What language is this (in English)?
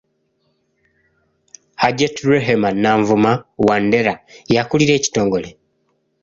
Ganda